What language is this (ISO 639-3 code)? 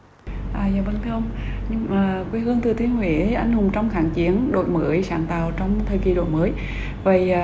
vie